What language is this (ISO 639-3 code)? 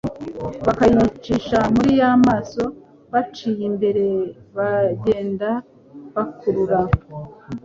kin